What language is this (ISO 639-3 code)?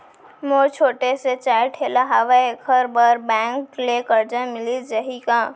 hne